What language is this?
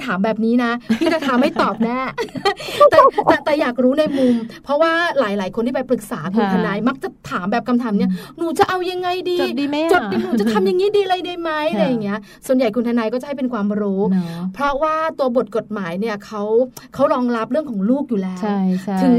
Thai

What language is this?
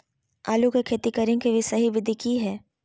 Magahi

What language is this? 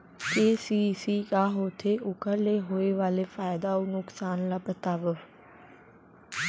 Chhattisgarhi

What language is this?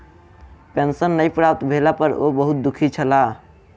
Maithili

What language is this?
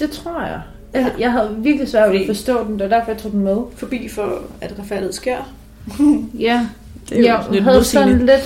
Danish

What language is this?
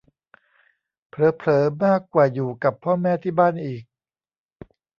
Thai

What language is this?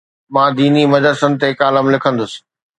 Sindhi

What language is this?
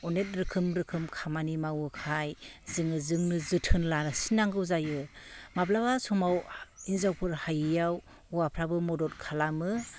Bodo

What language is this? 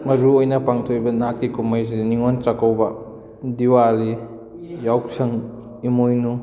Manipuri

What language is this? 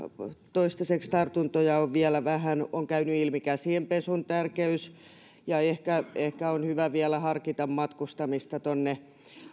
Finnish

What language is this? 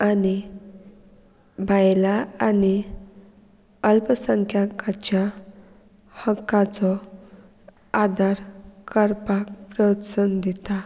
Konkani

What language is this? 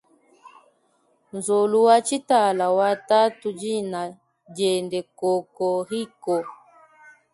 Luba-Lulua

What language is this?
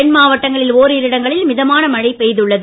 Tamil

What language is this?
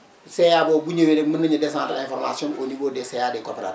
Wolof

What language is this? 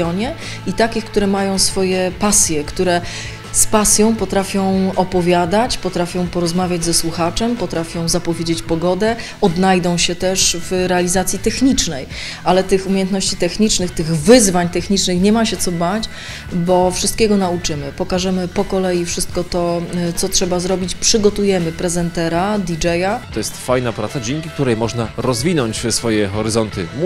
Polish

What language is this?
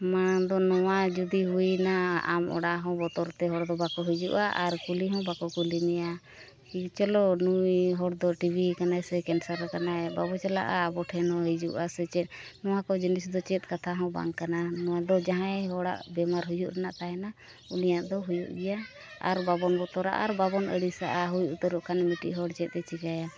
Santali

